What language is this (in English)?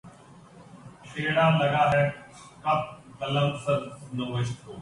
Urdu